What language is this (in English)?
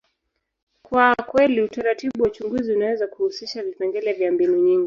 Swahili